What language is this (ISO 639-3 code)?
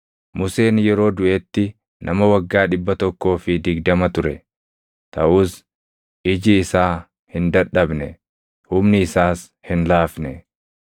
orm